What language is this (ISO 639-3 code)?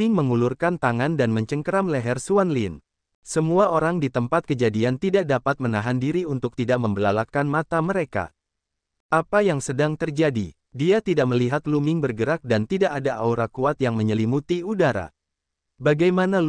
ind